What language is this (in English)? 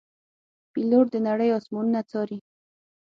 Pashto